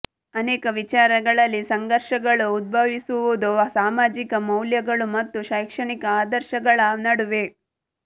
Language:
Kannada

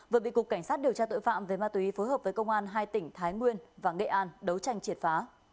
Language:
Vietnamese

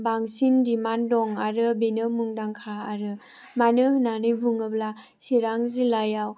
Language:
Bodo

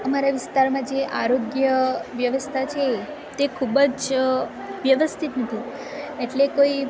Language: Gujarati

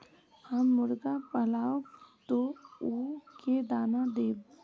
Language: Magahi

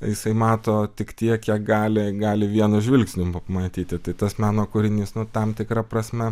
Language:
Lithuanian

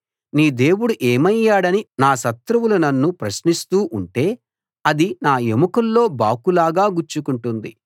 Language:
Telugu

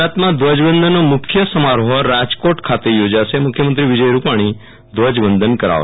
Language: Gujarati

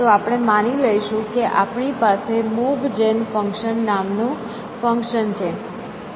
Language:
Gujarati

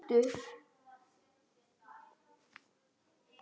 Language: Icelandic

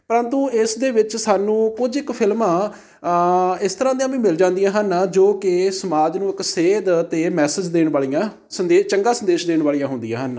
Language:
Punjabi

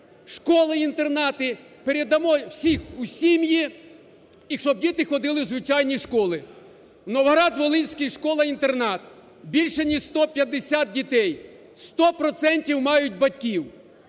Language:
Ukrainian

